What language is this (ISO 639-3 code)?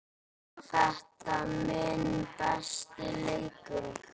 isl